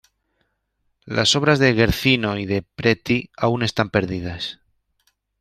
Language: Spanish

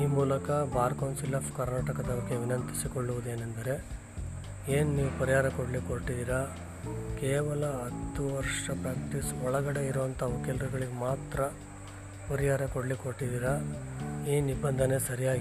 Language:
Kannada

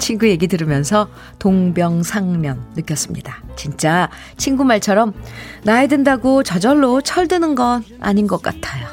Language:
Korean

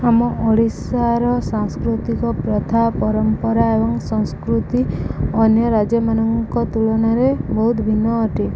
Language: Odia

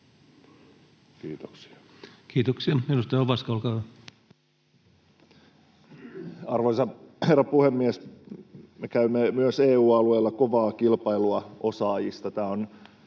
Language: Finnish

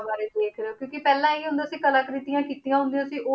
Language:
Punjabi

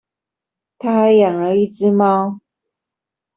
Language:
Chinese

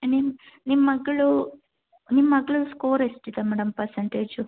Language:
Kannada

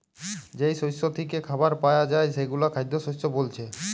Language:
Bangla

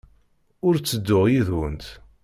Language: Kabyle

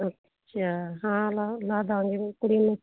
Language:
Punjabi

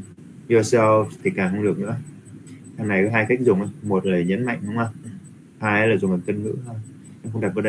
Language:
Vietnamese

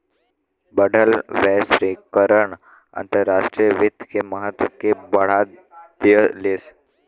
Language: Bhojpuri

